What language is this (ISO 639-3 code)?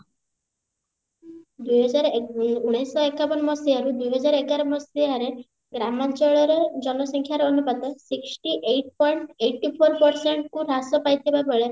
ori